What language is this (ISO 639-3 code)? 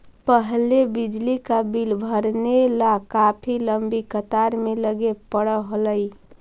mag